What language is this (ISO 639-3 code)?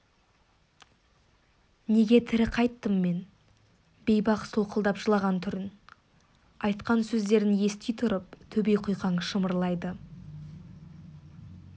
kaz